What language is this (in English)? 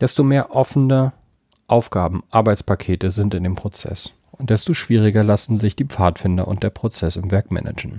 German